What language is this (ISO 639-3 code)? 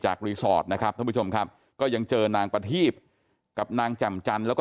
tha